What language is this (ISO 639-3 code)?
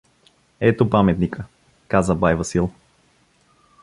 bul